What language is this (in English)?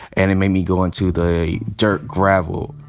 English